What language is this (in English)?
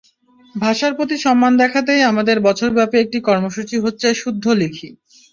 Bangla